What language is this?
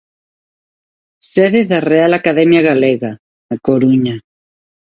Galician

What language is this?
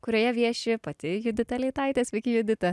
Lithuanian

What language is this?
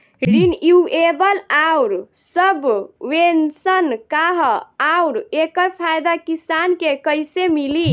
Bhojpuri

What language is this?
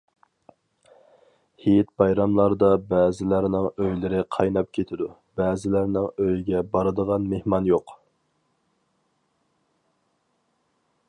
Uyghur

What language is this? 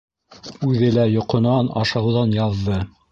Bashkir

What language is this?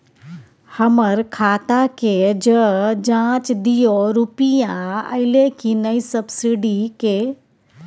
Maithili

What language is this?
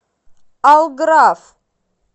Russian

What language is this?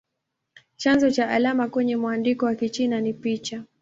Swahili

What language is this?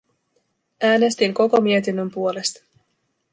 Finnish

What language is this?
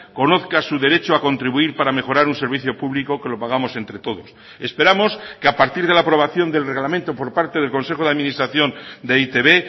Spanish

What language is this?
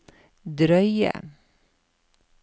Norwegian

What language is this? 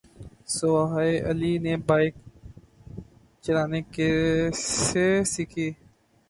Urdu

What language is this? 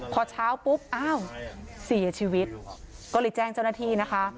Thai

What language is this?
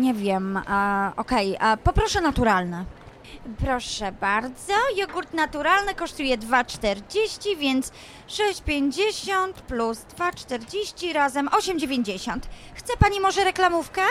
Polish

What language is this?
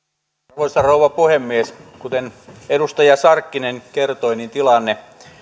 Finnish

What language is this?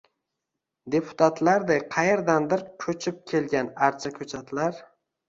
Uzbek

